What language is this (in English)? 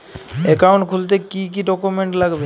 Bangla